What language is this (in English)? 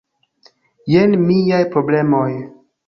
Esperanto